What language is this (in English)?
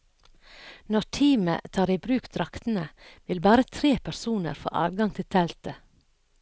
Norwegian